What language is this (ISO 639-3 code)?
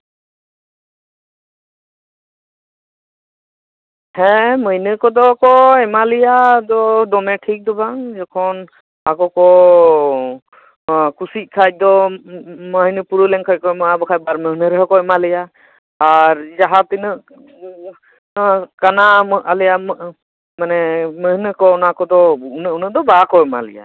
sat